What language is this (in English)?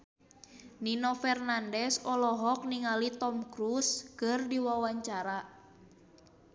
Sundanese